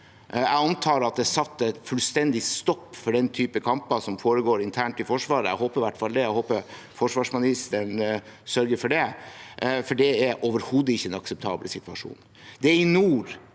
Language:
Norwegian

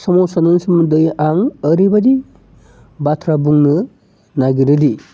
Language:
Bodo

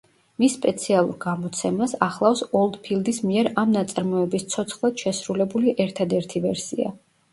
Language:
Georgian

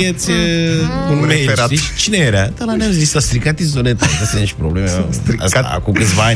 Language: Romanian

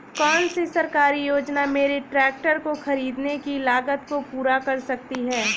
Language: Hindi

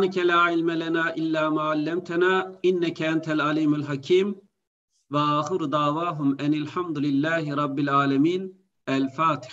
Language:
Turkish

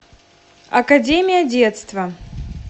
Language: Russian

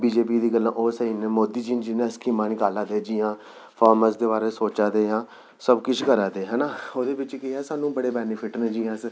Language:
Dogri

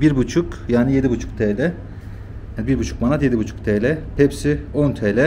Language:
Turkish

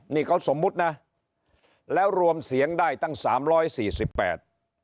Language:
Thai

